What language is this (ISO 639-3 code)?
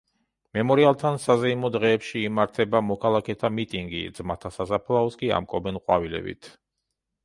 kat